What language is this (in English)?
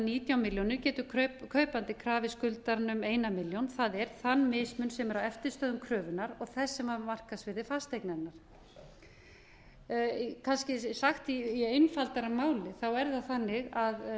Icelandic